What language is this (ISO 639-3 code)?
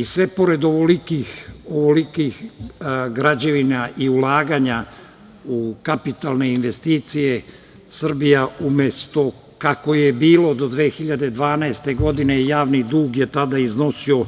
srp